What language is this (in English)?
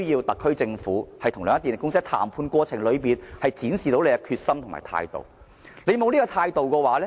Cantonese